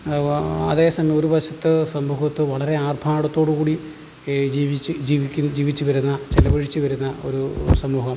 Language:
Malayalam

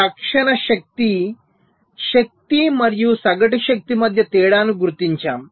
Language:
Telugu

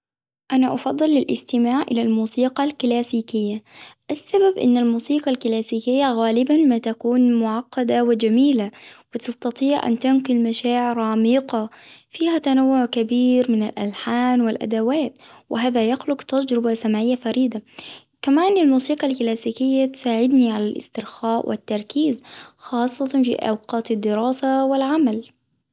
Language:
Hijazi Arabic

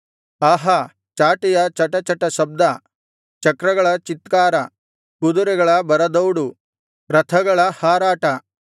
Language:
Kannada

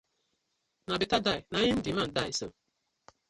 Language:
Nigerian Pidgin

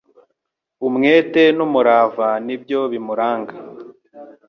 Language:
Kinyarwanda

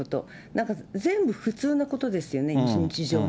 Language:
Japanese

